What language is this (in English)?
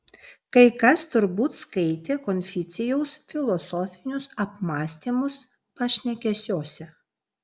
Lithuanian